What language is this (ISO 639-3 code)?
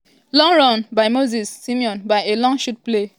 pcm